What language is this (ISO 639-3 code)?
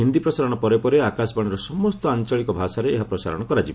ori